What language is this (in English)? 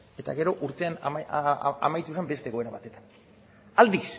Basque